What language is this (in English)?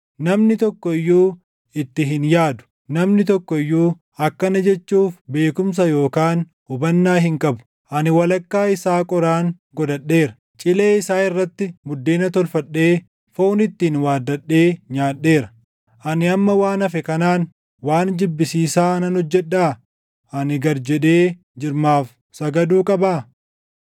Oromo